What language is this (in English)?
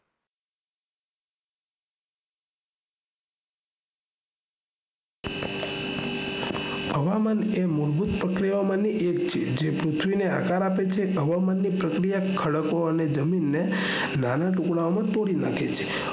Gujarati